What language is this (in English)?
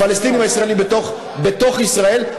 Hebrew